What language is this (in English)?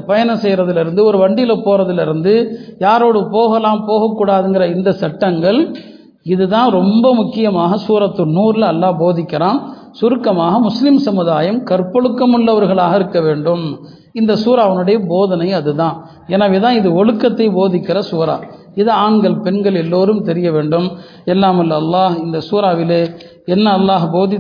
Tamil